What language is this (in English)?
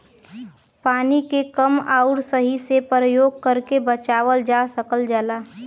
Bhojpuri